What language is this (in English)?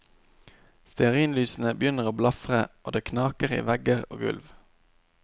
Norwegian